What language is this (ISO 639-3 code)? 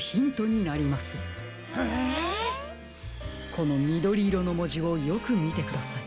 jpn